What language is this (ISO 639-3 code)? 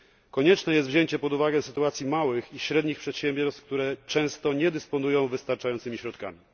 pol